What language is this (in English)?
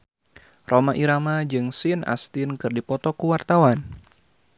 Sundanese